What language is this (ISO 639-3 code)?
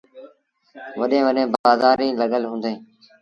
sbn